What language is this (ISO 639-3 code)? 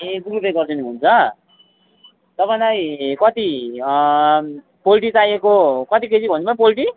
nep